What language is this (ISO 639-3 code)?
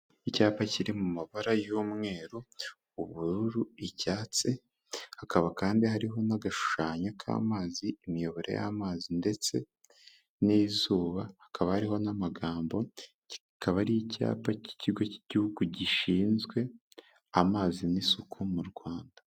kin